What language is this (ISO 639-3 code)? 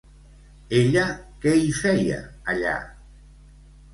cat